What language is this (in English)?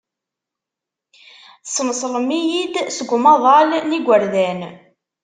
Kabyle